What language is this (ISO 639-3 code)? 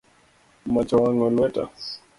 luo